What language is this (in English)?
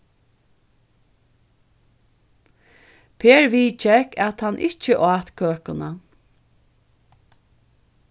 Faroese